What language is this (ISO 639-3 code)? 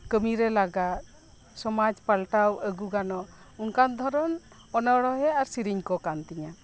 sat